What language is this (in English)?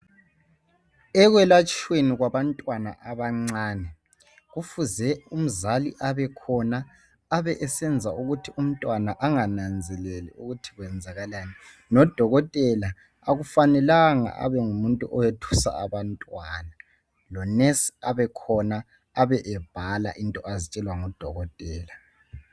North Ndebele